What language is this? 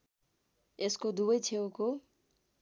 Nepali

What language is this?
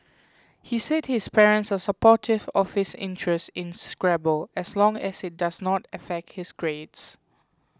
English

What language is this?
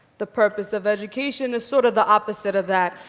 English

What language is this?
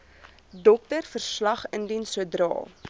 Afrikaans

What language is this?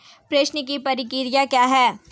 Hindi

